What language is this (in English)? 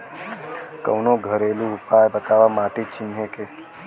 Bhojpuri